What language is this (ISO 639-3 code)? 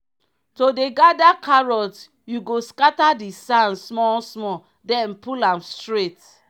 pcm